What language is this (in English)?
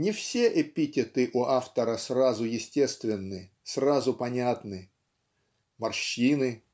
Russian